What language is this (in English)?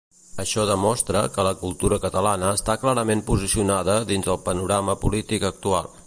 Catalan